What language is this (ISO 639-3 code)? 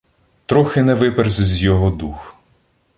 ukr